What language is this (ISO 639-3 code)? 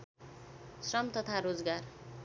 nep